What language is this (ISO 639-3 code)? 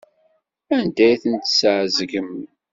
kab